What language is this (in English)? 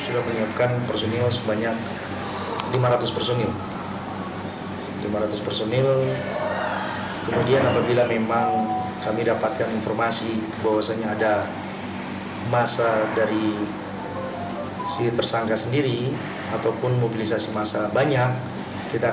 Indonesian